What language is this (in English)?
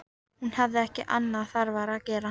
Icelandic